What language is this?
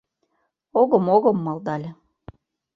Mari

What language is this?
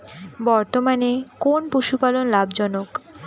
Bangla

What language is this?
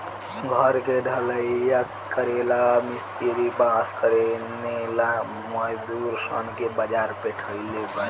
Bhojpuri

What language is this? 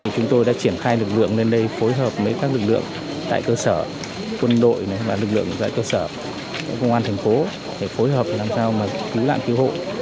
Vietnamese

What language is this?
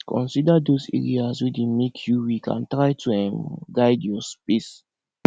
Nigerian Pidgin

